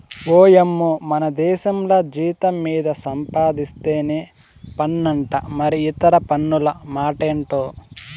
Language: Telugu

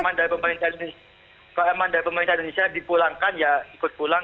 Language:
Indonesian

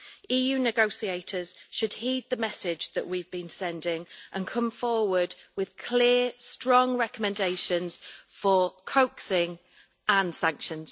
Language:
English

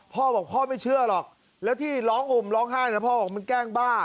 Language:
Thai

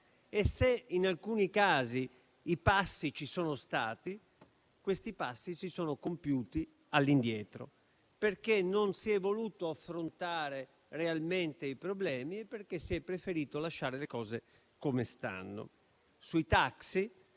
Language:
Italian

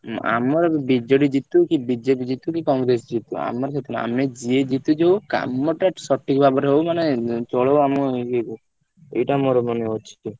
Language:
Odia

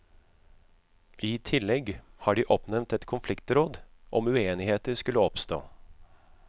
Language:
Norwegian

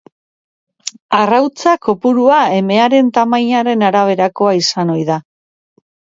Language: Basque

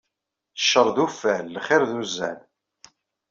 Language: Kabyle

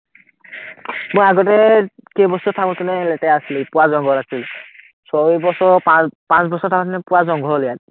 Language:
Assamese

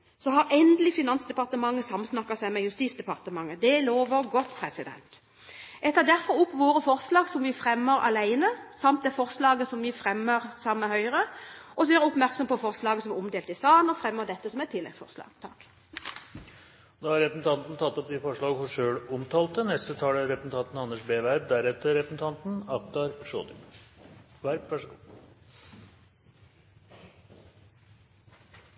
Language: Norwegian Bokmål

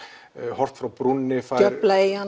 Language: Icelandic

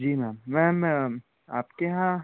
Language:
Hindi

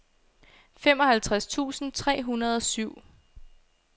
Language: Danish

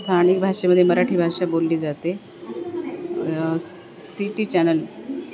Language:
Marathi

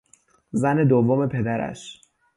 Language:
Persian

